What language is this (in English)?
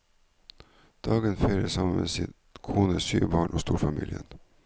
Norwegian